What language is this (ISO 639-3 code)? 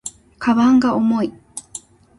jpn